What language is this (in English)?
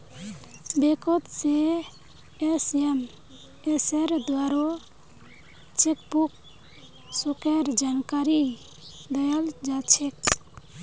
Magahi